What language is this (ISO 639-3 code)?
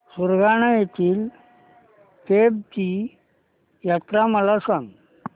mar